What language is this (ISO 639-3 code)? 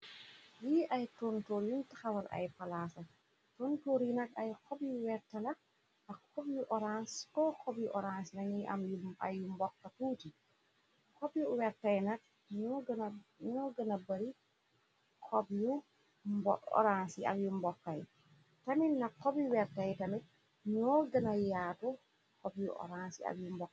wol